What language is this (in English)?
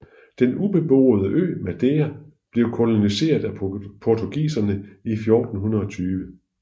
Danish